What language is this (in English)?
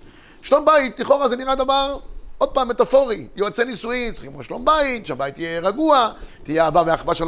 Hebrew